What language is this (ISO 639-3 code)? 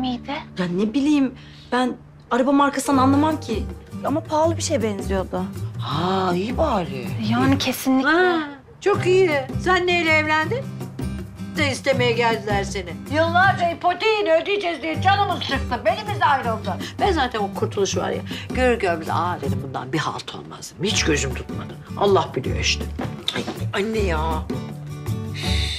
tur